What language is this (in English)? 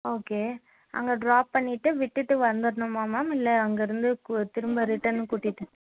Tamil